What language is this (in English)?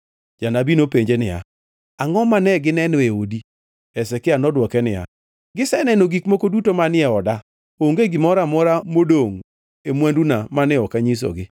Luo (Kenya and Tanzania)